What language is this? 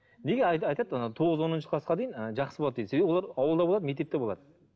Kazakh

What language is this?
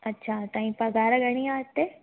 Sindhi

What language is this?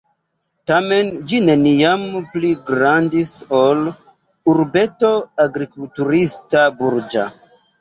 Esperanto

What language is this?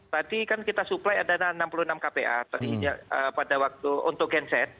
Indonesian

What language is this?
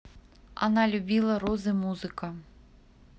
Russian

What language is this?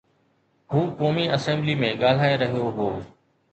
Sindhi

